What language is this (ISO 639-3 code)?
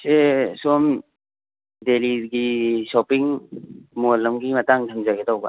mni